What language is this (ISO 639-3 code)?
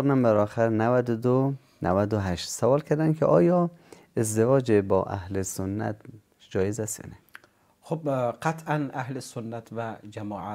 fas